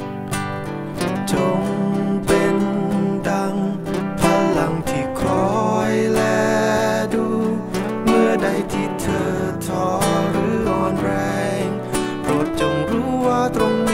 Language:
Thai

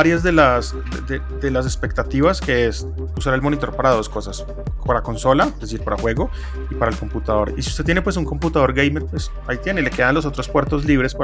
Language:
Spanish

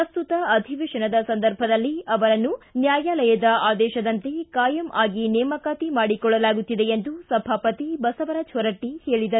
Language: Kannada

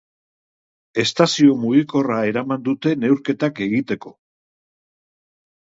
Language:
Basque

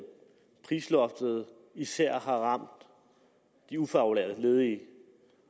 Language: Danish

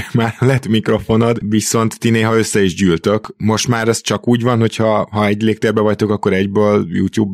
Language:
Hungarian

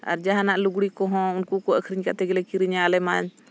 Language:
Santali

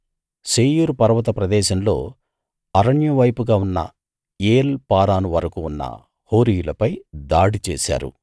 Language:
Telugu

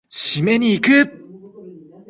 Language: Japanese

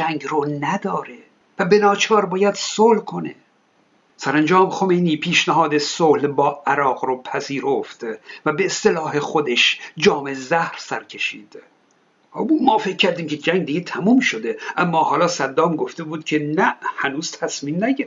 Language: Persian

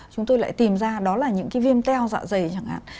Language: Vietnamese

